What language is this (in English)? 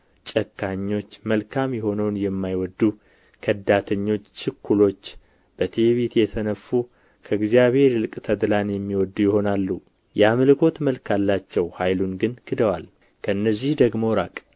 Amharic